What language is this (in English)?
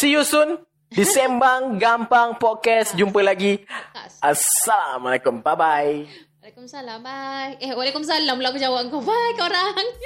Malay